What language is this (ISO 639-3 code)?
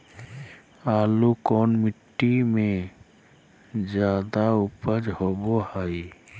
mag